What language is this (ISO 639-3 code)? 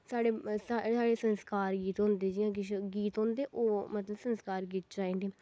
doi